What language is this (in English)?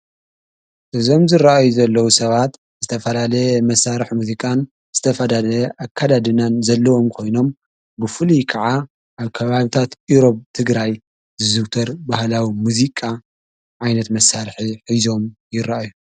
Tigrinya